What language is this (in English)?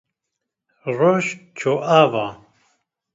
Kurdish